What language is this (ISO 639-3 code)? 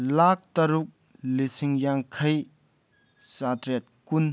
mni